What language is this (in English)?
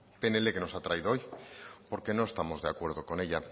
Spanish